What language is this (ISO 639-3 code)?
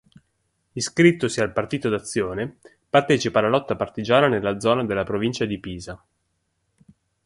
ita